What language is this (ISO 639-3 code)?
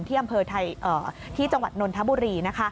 tha